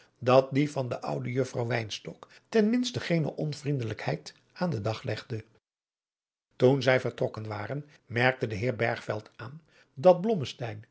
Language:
Dutch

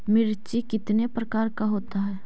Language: Magahi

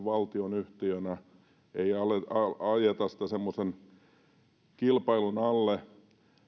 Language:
Finnish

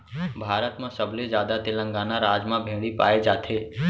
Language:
Chhattisgarhi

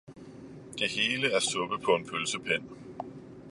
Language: Danish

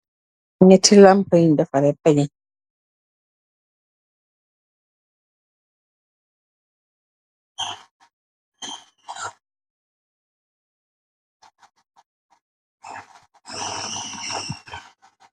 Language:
Wolof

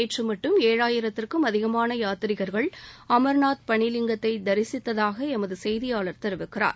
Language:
Tamil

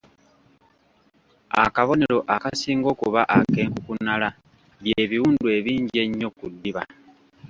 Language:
Ganda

